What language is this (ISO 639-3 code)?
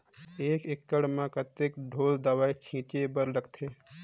hne